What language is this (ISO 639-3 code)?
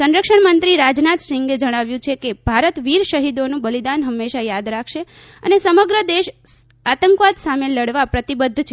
guj